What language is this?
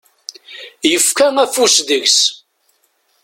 Kabyle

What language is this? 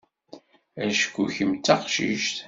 Kabyle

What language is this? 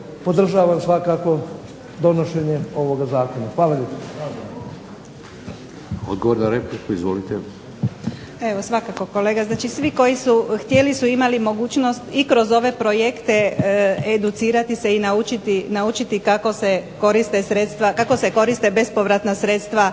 Croatian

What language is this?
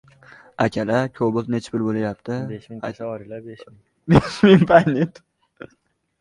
Uzbek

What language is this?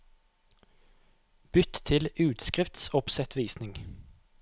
Norwegian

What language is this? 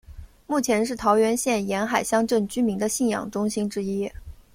Chinese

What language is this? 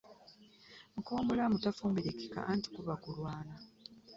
Ganda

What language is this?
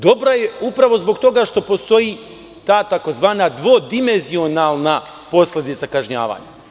Serbian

